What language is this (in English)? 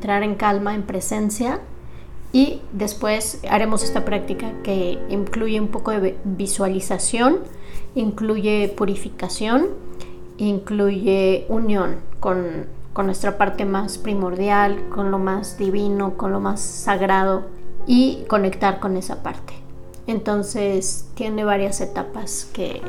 Spanish